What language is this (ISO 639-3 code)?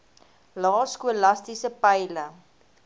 afr